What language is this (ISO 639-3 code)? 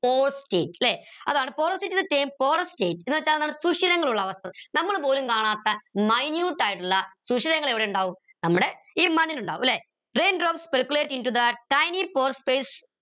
mal